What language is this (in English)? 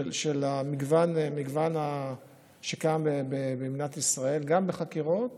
Hebrew